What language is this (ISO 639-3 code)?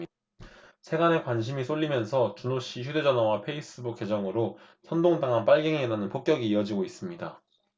kor